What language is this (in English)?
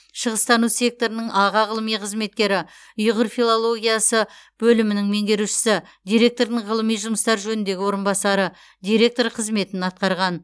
Kazakh